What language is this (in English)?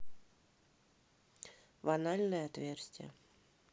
Russian